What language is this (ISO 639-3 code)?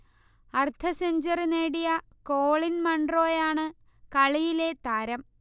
mal